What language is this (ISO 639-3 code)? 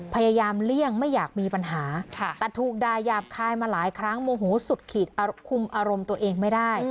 tha